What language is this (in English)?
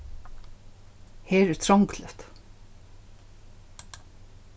Faroese